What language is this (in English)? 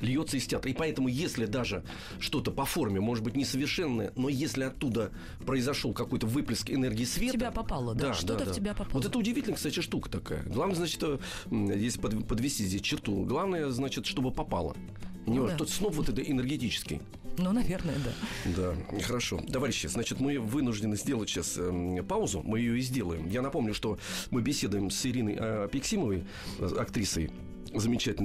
Russian